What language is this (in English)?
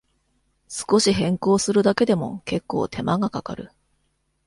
Japanese